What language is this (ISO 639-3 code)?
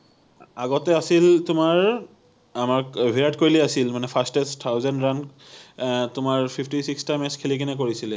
asm